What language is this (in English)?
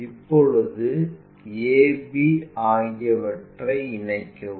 Tamil